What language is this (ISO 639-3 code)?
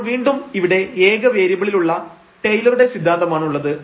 mal